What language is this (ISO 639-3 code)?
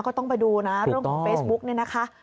tha